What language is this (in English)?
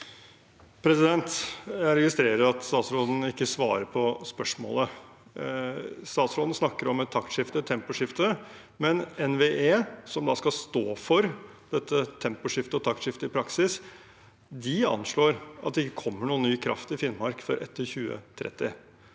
Norwegian